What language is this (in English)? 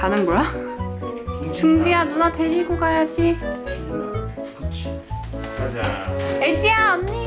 Korean